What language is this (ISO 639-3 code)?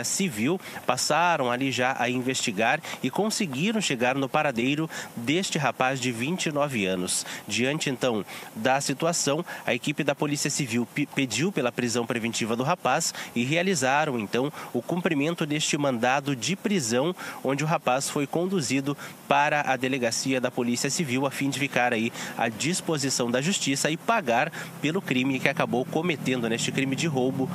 por